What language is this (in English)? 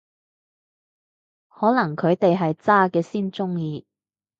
Cantonese